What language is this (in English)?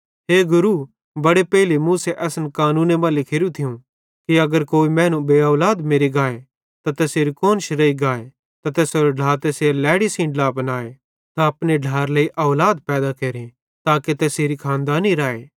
Bhadrawahi